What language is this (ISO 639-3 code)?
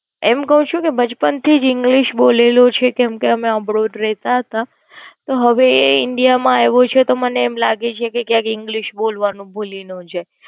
guj